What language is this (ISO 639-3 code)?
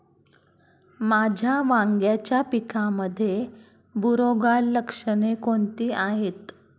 mar